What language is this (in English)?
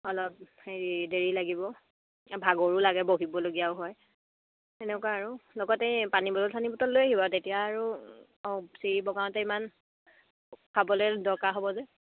Assamese